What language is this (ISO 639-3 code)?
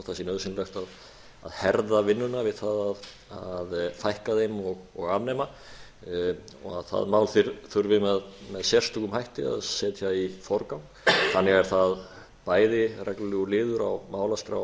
isl